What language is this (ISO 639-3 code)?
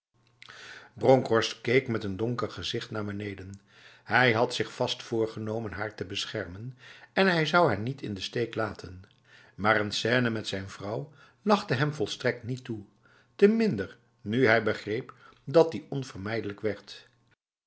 nld